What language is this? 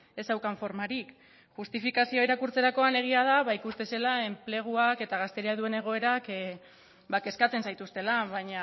Basque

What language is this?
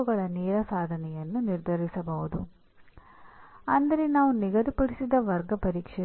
Kannada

